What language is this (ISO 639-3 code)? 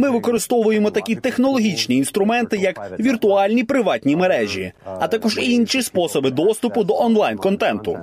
ukr